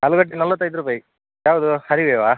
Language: Kannada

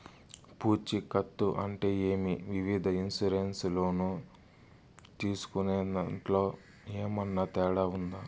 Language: Telugu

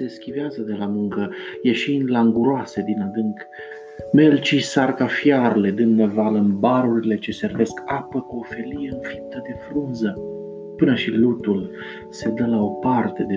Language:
Romanian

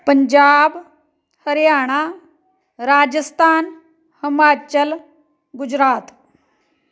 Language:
Punjabi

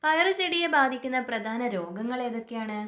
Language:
Malayalam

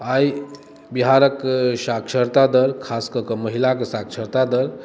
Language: Maithili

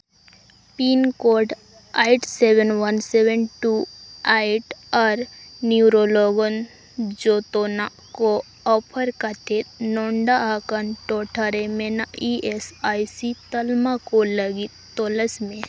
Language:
Santali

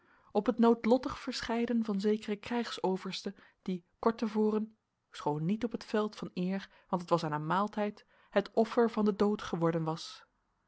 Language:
Dutch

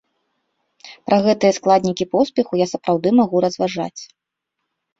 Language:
Belarusian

